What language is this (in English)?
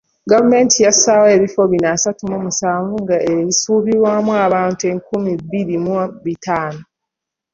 Ganda